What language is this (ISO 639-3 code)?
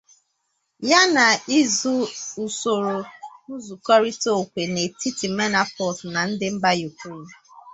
ibo